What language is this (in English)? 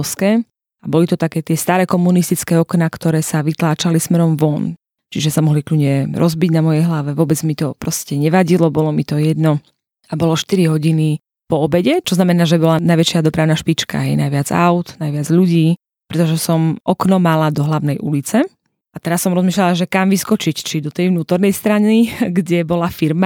Slovak